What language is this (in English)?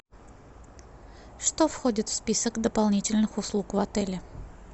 Russian